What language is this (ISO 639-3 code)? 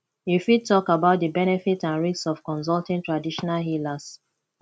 pcm